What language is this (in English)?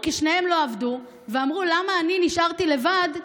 Hebrew